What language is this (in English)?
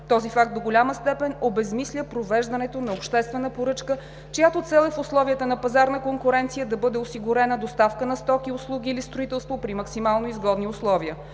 Bulgarian